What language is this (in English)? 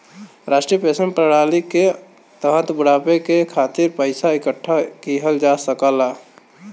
Bhojpuri